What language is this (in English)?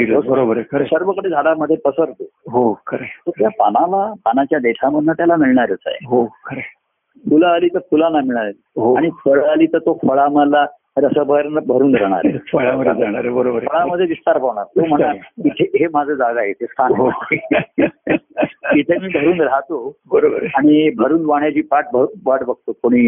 Marathi